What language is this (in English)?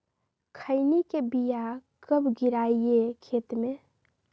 Magahi